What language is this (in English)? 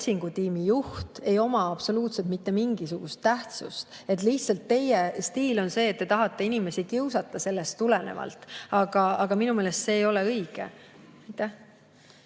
Estonian